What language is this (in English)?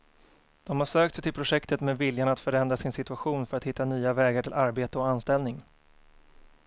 Swedish